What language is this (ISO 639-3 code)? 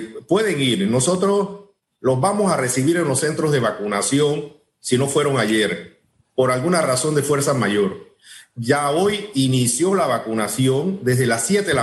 spa